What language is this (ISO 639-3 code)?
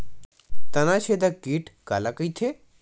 hne